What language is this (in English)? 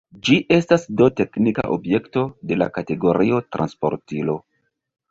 Esperanto